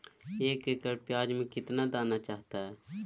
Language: Magahi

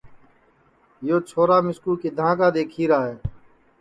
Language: Sansi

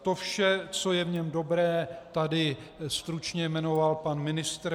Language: Czech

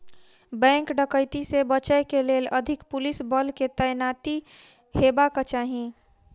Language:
Maithili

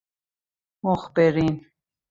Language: Persian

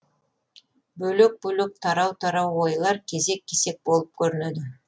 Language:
Kazakh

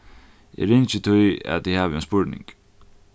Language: Faroese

